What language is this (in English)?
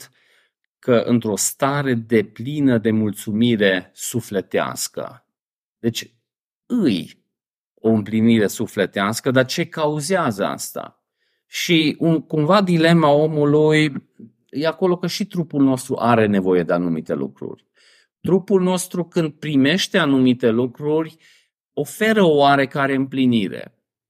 Romanian